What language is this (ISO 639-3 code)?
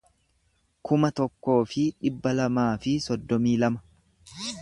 orm